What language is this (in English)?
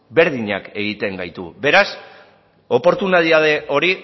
Basque